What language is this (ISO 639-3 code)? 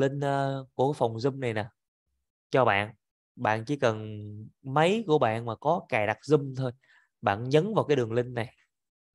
vie